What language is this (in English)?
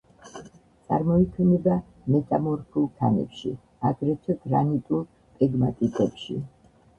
Georgian